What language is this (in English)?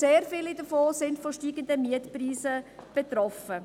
Swiss German